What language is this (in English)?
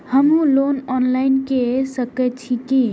Maithili